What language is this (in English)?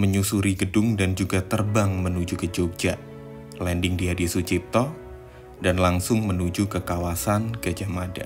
Indonesian